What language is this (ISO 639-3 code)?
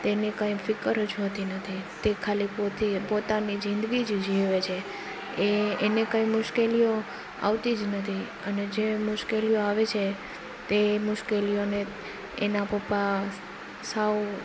guj